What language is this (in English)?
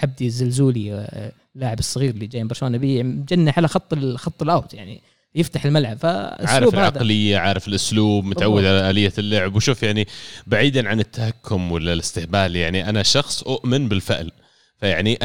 Arabic